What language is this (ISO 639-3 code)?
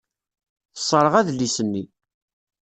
kab